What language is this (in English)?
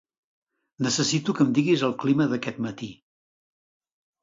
Catalan